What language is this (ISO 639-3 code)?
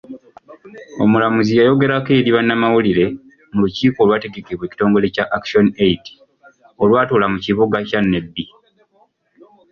lug